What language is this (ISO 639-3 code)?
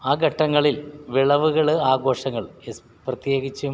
mal